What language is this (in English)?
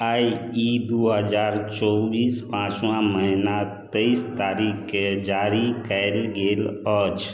Maithili